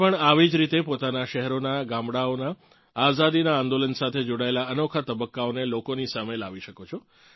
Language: Gujarati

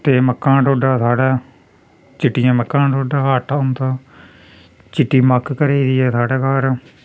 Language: Dogri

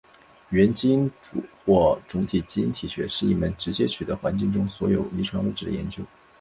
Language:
Chinese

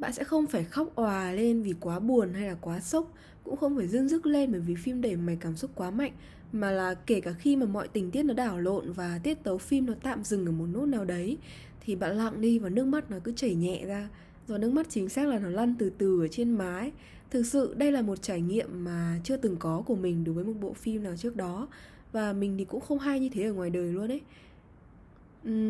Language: Vietnamese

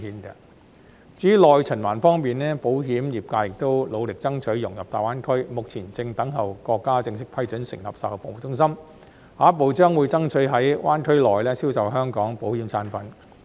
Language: Cantonese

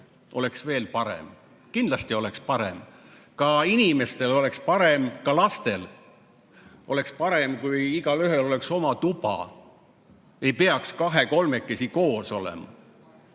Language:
Estonian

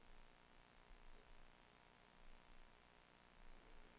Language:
Swedish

